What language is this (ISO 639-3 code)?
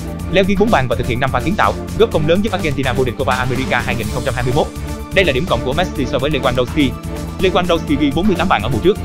vie